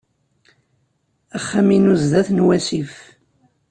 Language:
Kabyle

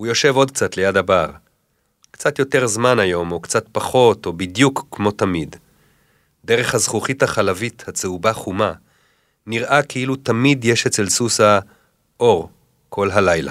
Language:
Hebrew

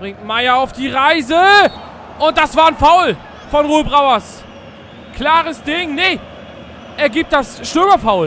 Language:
German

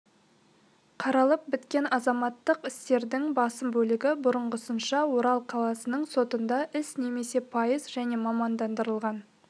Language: Kazakh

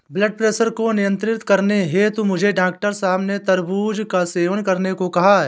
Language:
Hindi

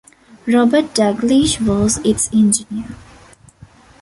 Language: English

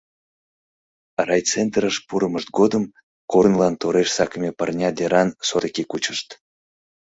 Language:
Mari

